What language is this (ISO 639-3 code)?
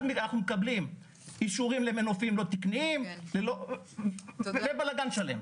heb